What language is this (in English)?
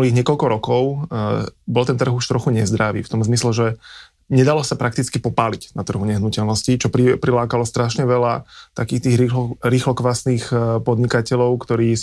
Slovak